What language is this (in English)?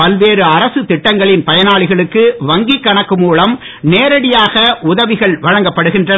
Tamil